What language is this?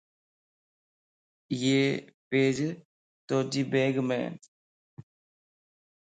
Lasi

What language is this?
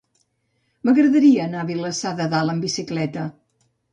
Catalan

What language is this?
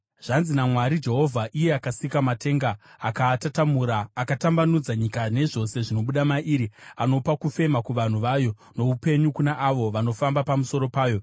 Shona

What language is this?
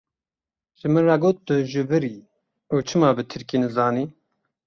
Kurdish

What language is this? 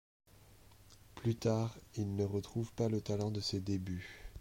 French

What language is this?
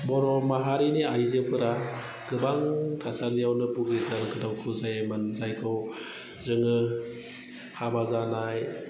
Bodo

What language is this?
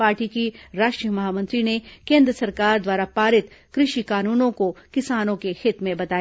Hindi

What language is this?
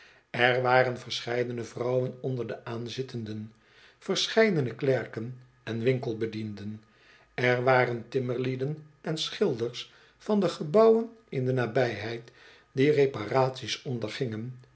Dutch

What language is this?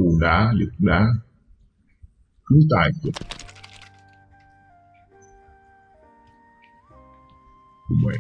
Vietnamese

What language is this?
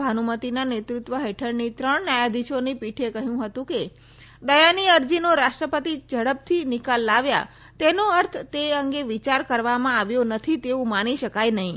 Gujarati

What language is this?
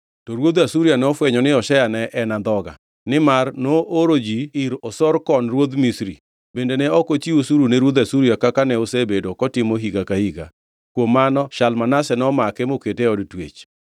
Luo (Kenya and Tanzania)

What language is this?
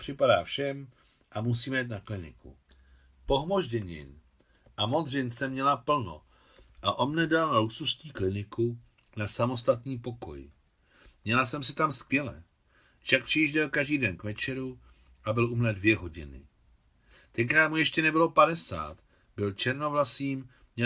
Czech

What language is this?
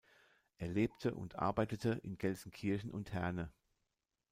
German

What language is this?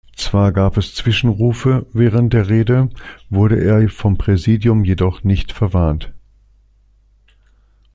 German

